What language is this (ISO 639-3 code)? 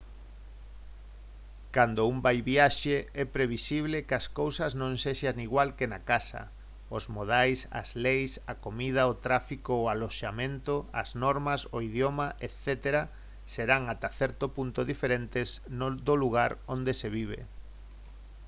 glg